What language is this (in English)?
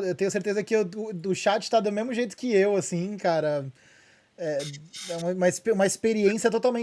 Portuguese